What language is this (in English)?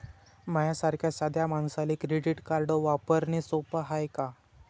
Marathi